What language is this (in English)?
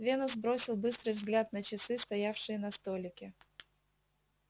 Russian